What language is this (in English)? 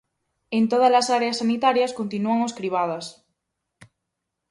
Galician